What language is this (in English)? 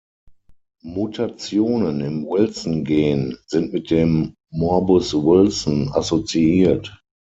German